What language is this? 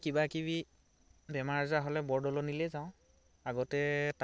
Assamese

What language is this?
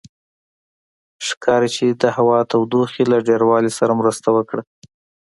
Pashto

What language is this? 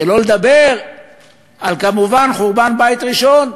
Hebrew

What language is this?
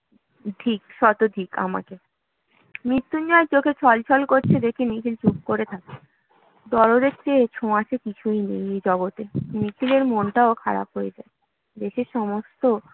Bangla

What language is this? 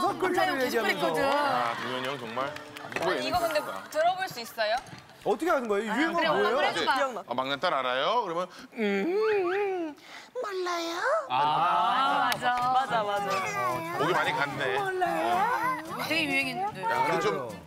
Korean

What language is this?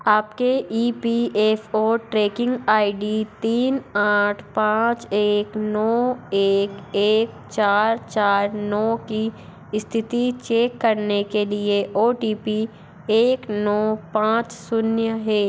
Hindi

